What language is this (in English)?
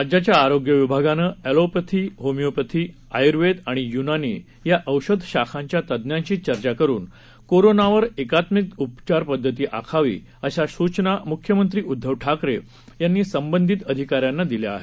Marathi